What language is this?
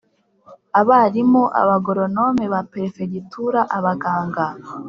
Kinyarwanda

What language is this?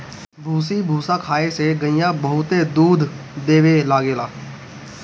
Bhojpuri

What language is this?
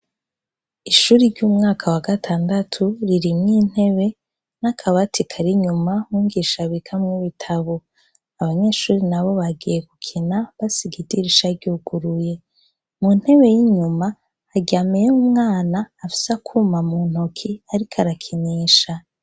Rundi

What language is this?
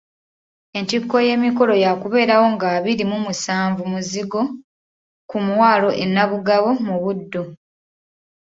Ganda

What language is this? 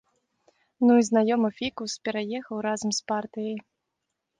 Belarusian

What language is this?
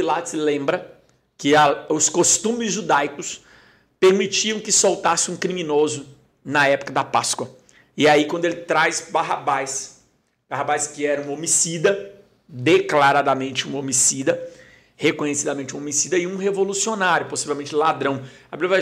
Portuguese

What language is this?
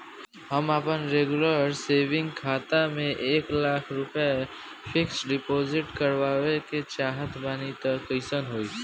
Bhojpuri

